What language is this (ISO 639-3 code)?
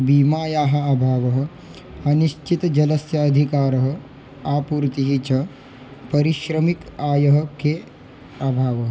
san